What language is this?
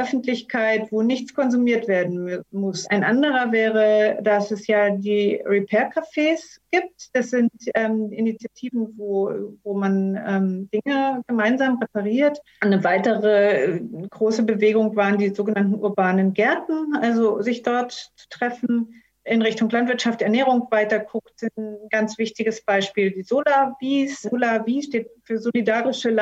German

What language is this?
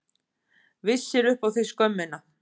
Icelandic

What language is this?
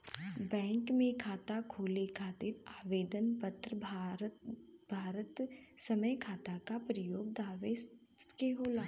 Bhojpuri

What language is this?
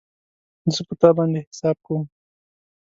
Pashto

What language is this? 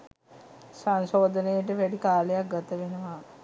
Sinhala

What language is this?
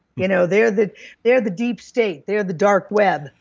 English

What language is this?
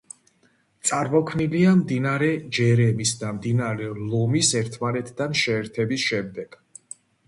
Georgian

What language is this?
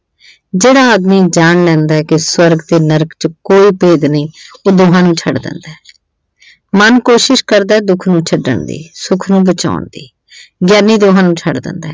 Punjabi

